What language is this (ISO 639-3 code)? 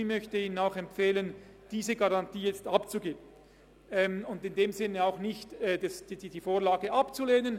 gsw